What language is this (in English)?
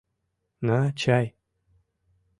Mari